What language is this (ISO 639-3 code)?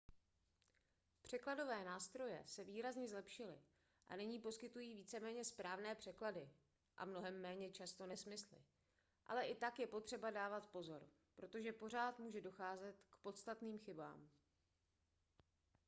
ces